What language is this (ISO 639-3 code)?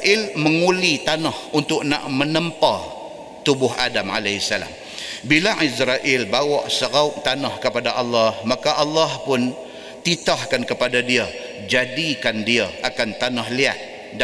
msa